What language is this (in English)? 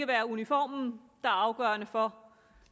Danish